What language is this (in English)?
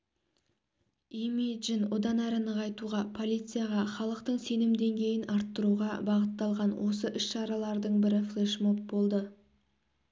Kazakh